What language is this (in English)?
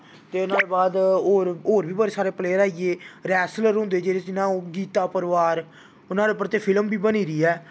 Dogri